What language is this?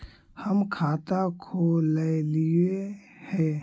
Magahi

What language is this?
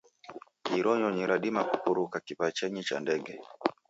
Taita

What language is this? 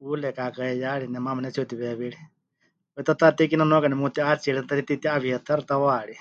Huichol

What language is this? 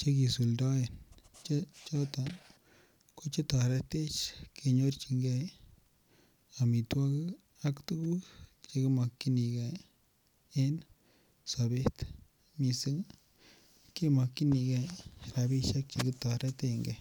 Kalenjin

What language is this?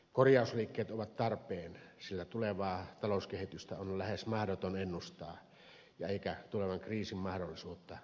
Finnish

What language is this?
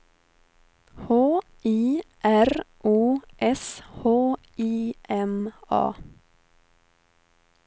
Swedish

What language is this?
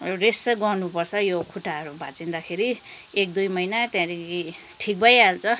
Nepali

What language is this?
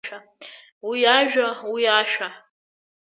Abkhazian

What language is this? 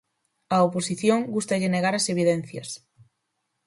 Galician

